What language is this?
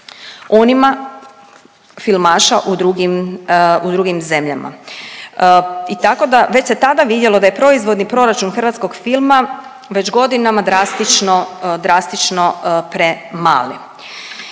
Croatian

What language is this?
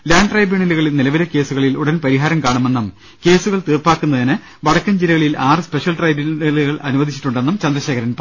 Malayalam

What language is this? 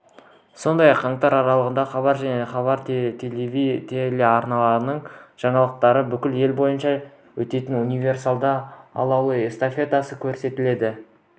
Kazakh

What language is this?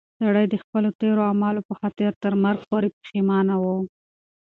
Pashto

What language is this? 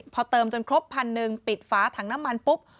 Thai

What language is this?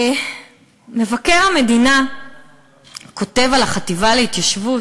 Hebrew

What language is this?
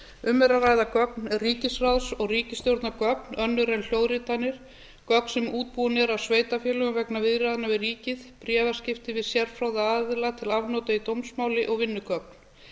Icelandic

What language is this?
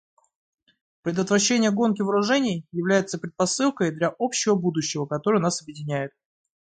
Russian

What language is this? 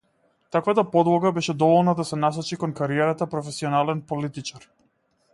Macedonian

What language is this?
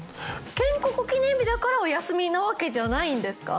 Japanese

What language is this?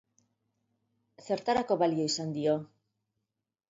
Basque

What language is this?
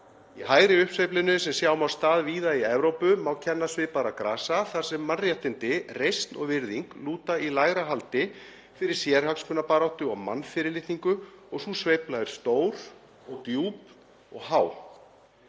Icelandic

